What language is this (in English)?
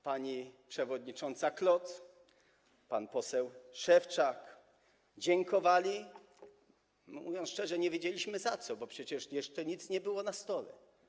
Polish